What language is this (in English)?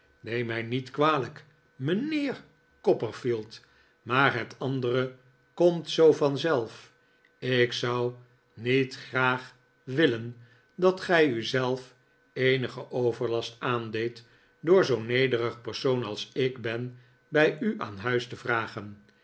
Dutch